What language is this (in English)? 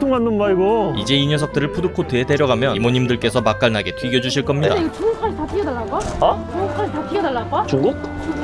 Korean